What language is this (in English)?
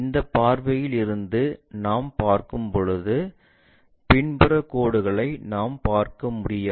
Tamil